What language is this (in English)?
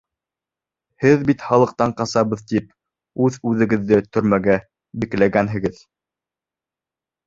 Bashkir